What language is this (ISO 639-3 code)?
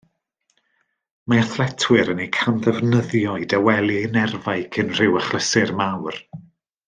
cym